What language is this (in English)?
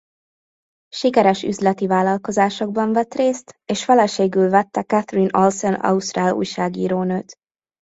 Hungarian